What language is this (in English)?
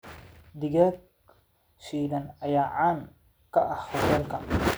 Somali